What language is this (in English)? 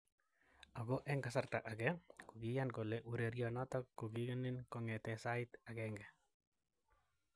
Kalenjin